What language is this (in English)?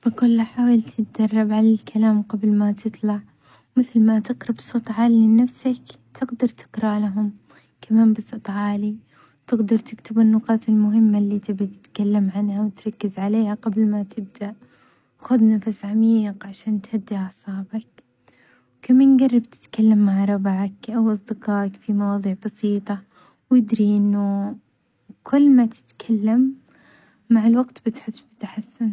Omani Arabic